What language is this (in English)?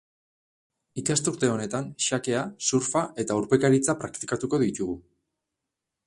Basque